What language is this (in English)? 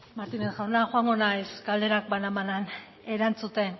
Basque